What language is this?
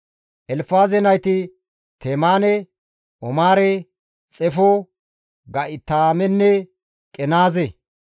Gamo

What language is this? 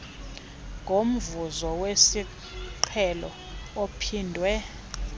Xhosa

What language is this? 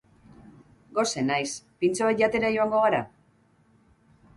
Basque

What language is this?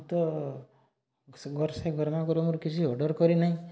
Odia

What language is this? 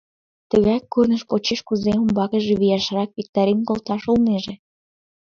Mari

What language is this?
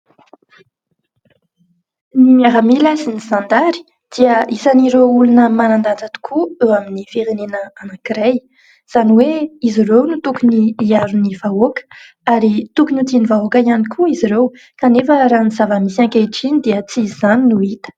Malagasy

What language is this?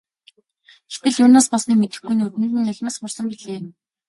Mongolian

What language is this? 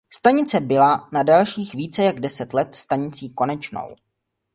Czech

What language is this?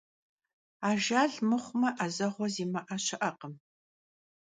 Kabardian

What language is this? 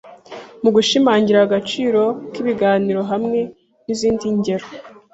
Kinyarwanda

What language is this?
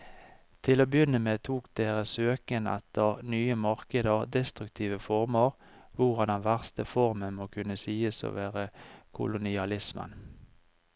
Norwegian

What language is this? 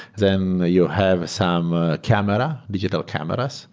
English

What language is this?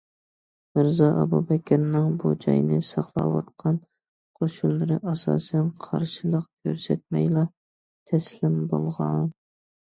Uyghur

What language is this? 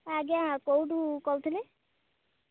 Odia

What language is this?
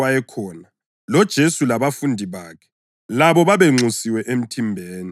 North Ndebele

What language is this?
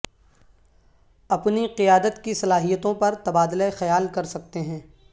Urdu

